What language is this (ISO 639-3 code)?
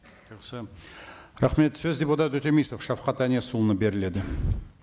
kaz